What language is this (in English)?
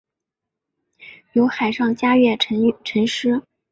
Chinese